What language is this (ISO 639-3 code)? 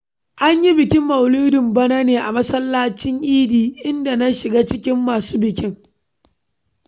hau